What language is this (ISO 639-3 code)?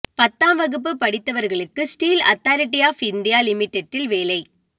tam